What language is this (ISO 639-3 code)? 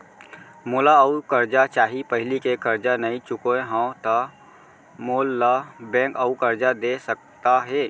hne